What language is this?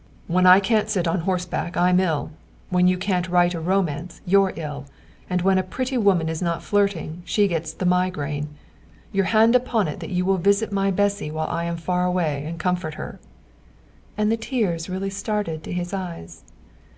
English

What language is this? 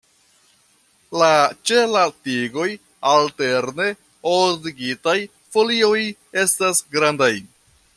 Esperanto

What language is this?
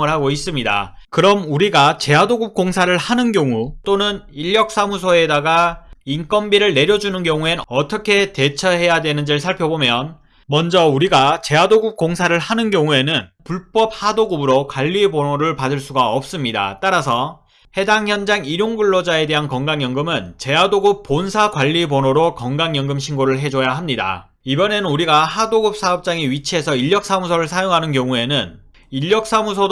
Korean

